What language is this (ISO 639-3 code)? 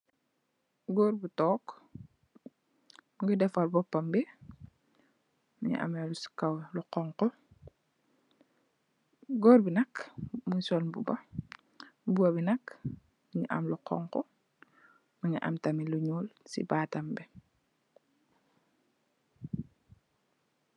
wol